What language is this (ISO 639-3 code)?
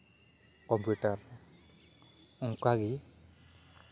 sat